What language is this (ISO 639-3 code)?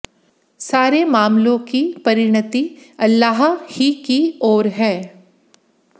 hin